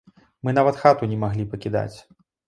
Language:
Belarusian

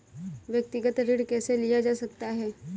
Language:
Hindi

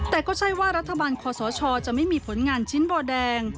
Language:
Thai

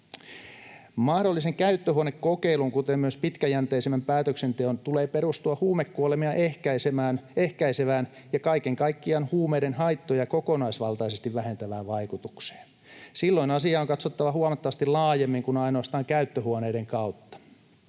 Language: Finnish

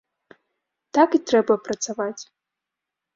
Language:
Belarusian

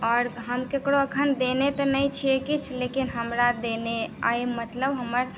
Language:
Maithili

